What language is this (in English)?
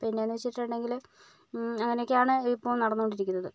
Malayalam